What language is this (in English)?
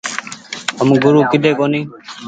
Goaria